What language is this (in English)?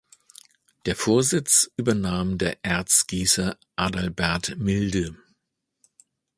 German